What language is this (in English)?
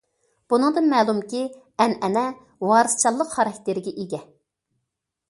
Uyghur